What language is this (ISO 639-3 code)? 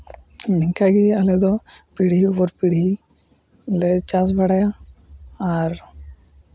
sat